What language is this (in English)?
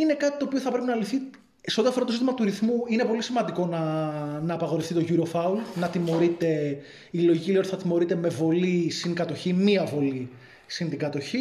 Greek